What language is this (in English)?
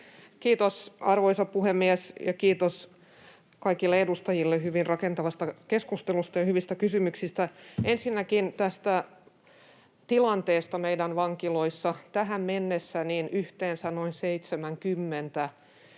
Finnish